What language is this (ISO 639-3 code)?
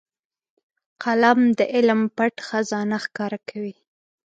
pus